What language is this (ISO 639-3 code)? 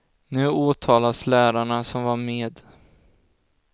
swe